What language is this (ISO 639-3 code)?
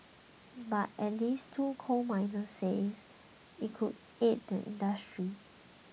eng